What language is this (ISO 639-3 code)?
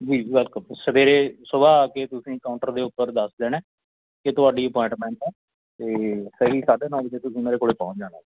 pan